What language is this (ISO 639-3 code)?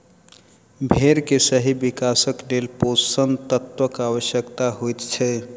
mai